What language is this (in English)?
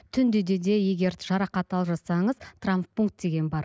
Kazakh